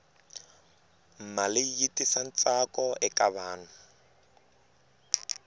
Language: Tsonga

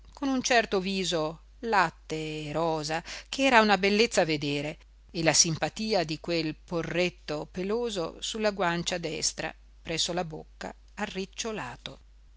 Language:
Italian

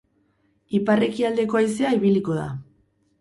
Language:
Basque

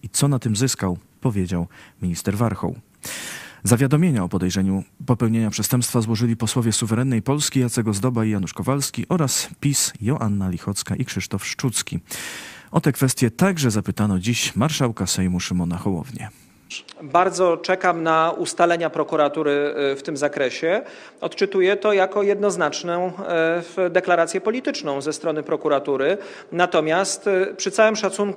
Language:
Polish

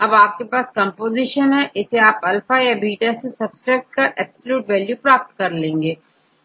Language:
Hindi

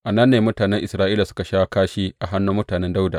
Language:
Hausa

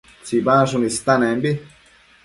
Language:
Matsés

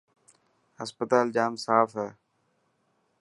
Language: Dhatki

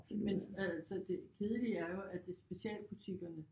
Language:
Danish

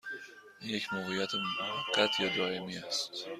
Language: Persian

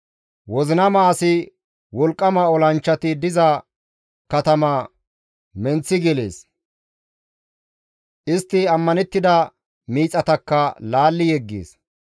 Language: Gamo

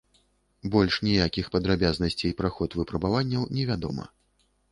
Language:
Belarusian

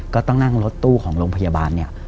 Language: Thai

